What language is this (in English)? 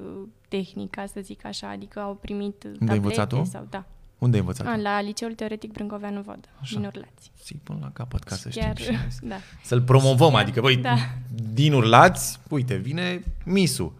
Romanian